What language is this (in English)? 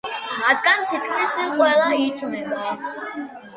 Georgian